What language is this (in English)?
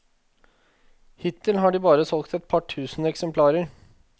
Norwegian